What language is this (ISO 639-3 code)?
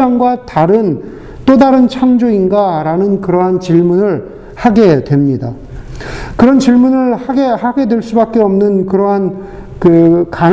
kor